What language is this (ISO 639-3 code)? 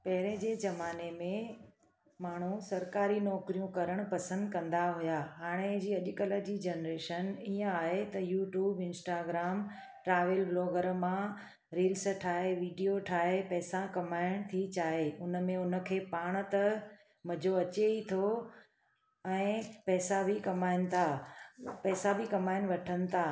snd